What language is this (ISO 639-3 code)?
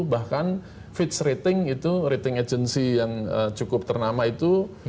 ind